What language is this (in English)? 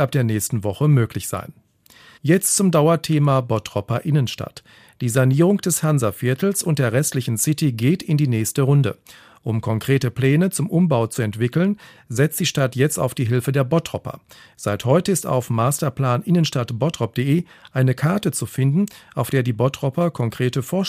German